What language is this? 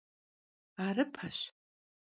Kabardian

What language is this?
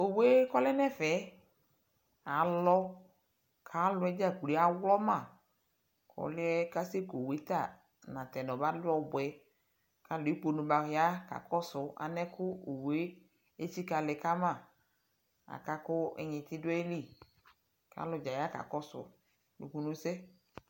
Ikposo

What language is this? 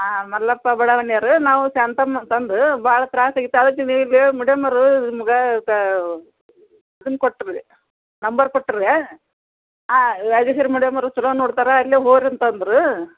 Kannada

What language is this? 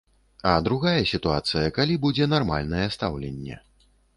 Belarusian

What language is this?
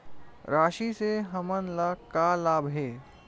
Chhattisgarhi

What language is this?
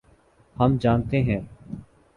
Urdu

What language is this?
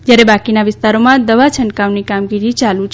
Gujarati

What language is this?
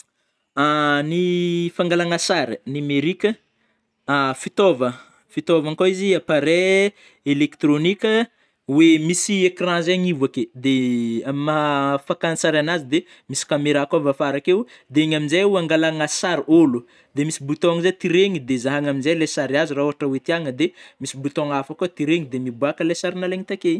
Northern Betsimisaraka Malagasy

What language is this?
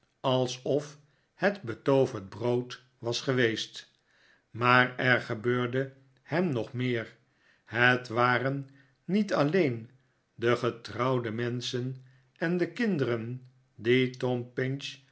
Dutch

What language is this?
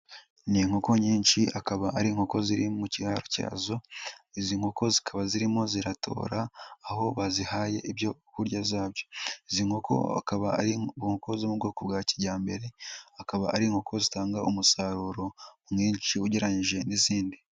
Kinyarwanda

